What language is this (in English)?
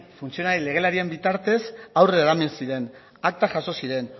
Basque